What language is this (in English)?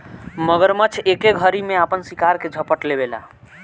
Bhojpuri